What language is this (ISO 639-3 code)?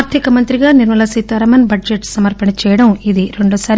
tel